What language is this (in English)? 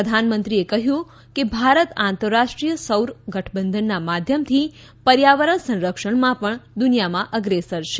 Gujarati